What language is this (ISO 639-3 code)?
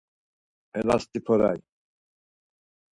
lzz